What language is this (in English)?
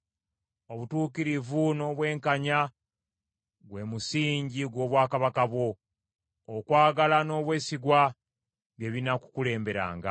Ganda